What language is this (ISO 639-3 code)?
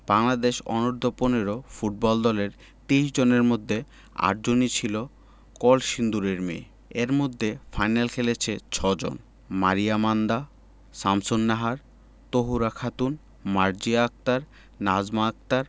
ben